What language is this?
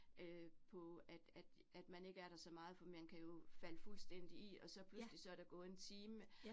Danish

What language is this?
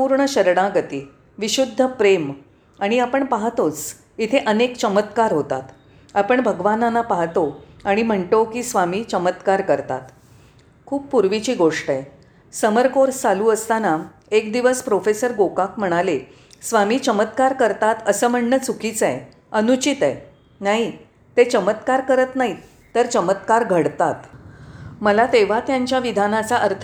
Marathi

